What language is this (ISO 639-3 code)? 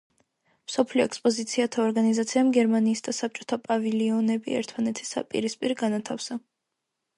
kat